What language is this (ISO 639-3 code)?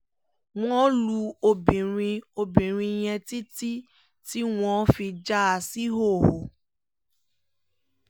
yor